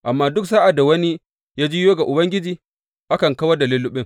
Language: Hausa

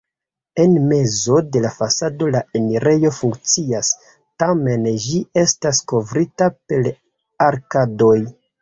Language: Esperanto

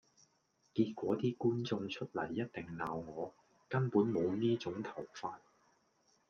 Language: Cantonese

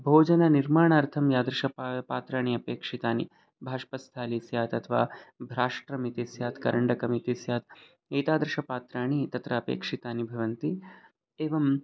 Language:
Sanskrit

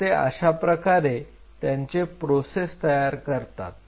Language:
Marathi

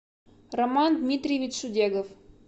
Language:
Russian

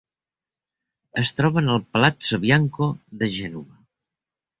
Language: Catalan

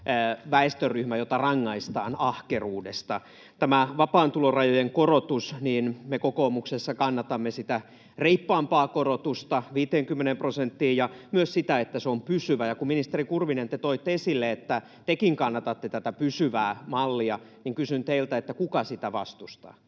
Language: Finnish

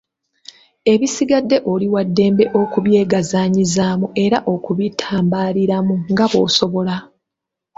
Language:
Ganda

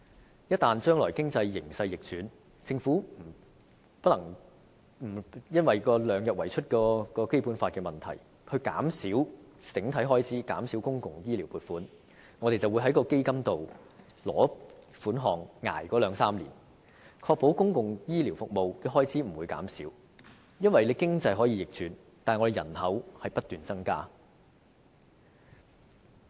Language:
Cantonese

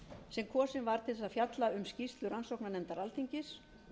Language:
Icelandic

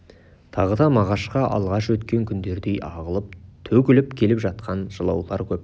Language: Kazakh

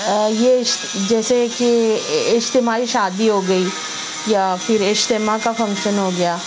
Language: Urdu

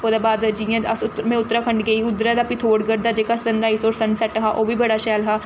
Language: Dogri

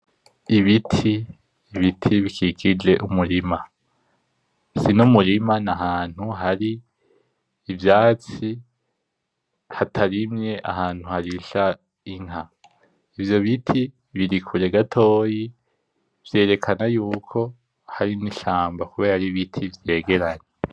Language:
Rundi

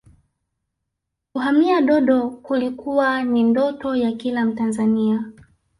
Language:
Swahili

